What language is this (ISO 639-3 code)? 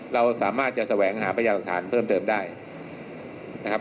tha